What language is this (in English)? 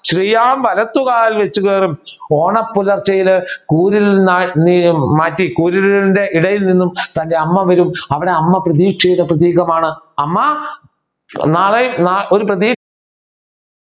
Malayalam